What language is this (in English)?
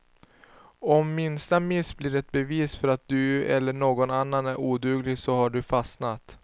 Swedish